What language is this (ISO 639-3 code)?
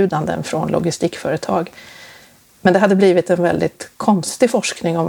swe